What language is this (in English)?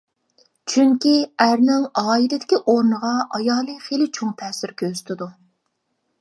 Uyghur